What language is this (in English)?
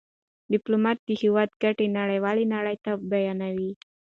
Pashto